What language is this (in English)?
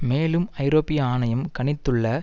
Tamil